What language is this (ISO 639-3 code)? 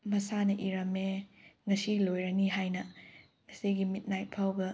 mni